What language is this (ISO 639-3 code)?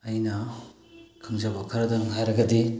mni